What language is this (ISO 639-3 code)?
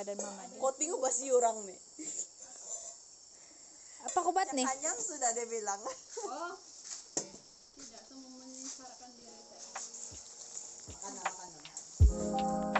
ind